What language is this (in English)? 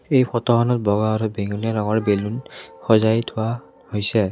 Assamese